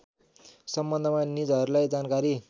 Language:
Nepali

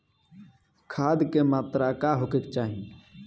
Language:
Bhojpuri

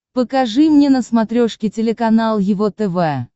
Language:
Russian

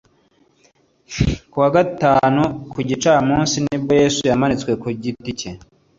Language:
Kinyarwanda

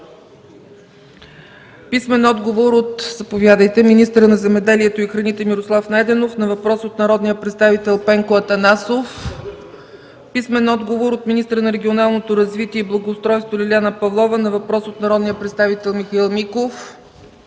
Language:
Bulgarian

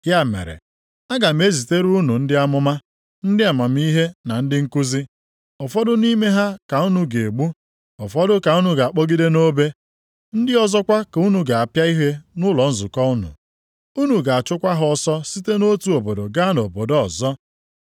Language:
Igbo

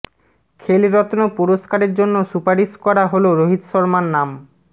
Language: Bangla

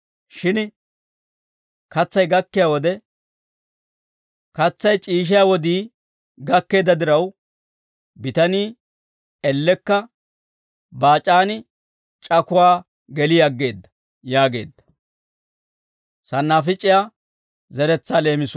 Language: Dawro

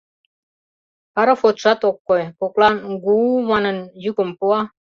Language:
Mari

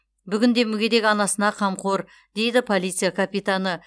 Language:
Kazakh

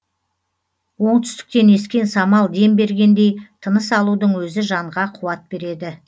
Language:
Kazakh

